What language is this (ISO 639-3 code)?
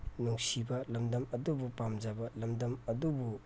mni